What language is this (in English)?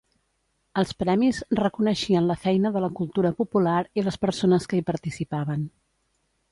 Catalan